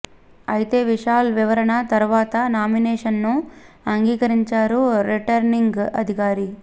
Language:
Telugu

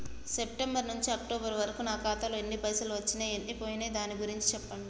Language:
Telugu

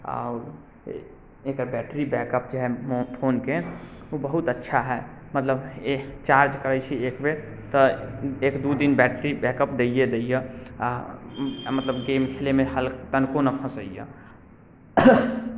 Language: Maithili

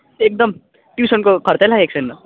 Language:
Nepali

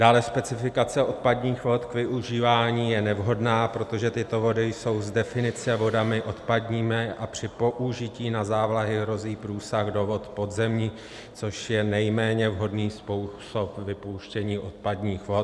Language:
Czech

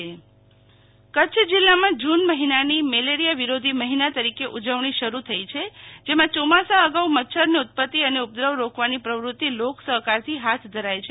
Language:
Gujarati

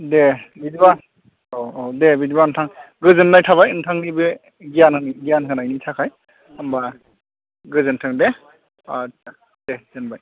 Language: Bodo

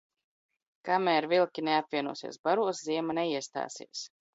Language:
Latvian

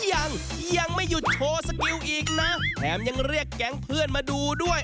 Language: Thai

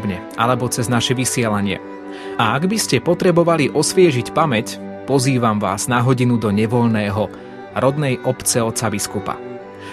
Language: Slovak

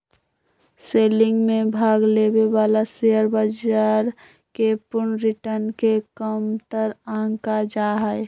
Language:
Magahi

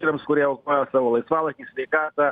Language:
Lithuanian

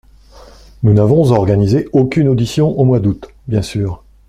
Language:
French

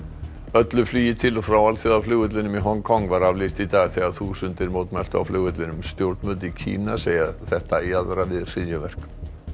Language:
Icelandic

